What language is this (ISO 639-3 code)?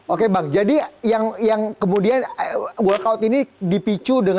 ind